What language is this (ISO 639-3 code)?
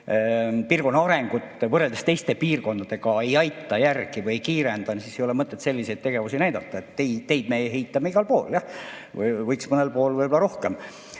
est